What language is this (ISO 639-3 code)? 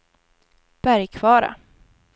swe